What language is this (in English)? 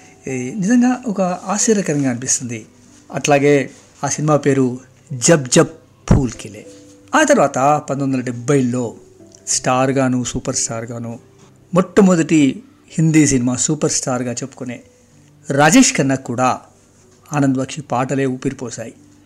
Telugu